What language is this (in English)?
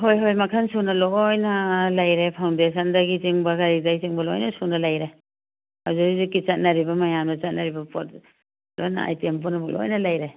Manipuri